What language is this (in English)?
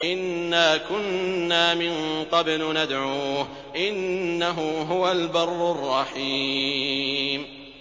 Arabic